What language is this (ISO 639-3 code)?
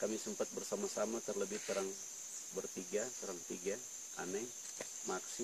ind